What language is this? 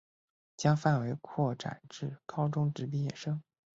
Chinese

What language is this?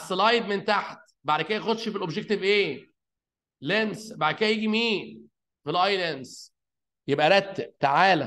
Arabic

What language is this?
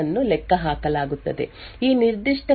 Kannada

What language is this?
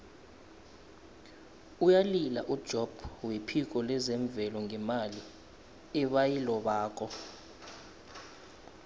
South Ndebele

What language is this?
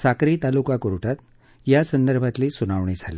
Marathi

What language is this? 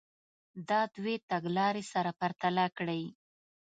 Pashto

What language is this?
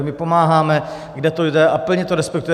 Czech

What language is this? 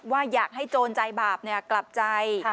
Thai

